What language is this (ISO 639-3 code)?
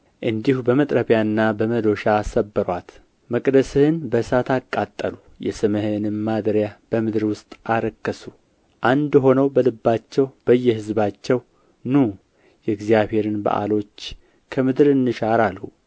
amh